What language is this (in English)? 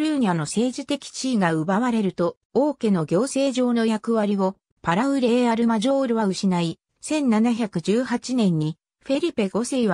Japanese